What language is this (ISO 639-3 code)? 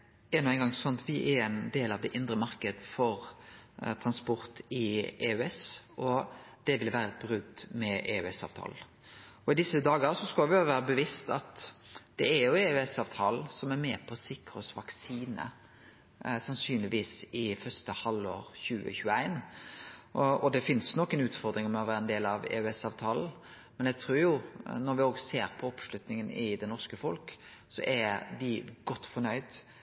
nno